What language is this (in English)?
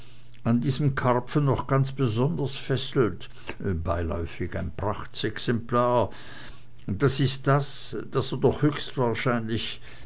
German